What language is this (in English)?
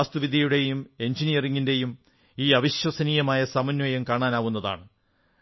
Malayalam